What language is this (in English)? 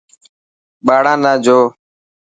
Dhatki